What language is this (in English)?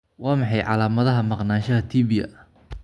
Somali